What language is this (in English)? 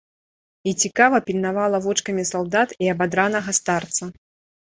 Belarusian